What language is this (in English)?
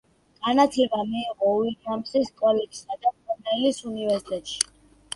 Georgian